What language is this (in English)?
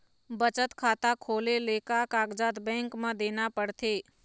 Chhattisgarhi